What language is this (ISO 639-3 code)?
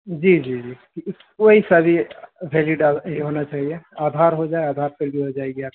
urd